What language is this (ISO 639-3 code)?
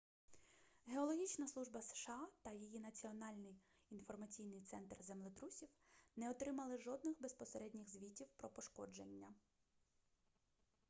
ukr